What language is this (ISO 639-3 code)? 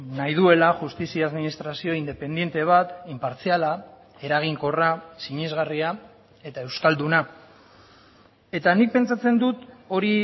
eus